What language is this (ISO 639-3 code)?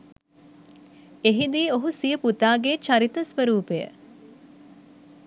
sin